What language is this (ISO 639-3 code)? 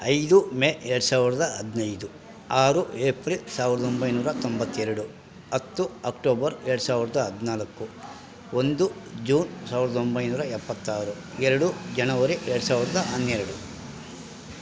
kan